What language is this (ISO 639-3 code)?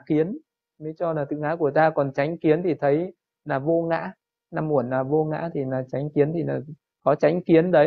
vie